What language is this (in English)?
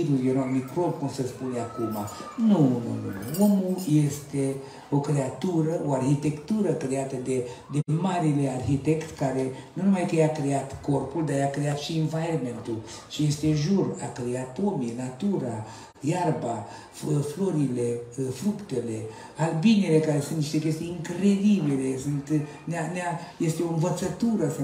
Romanian